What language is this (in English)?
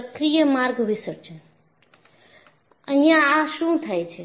Gujarati